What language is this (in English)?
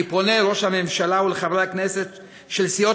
Hebrew